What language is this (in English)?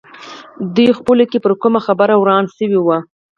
Pashto